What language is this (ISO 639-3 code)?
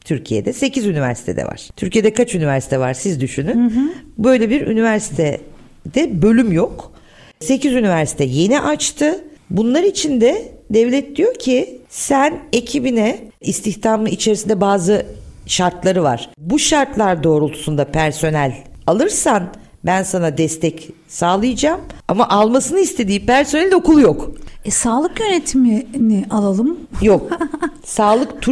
tur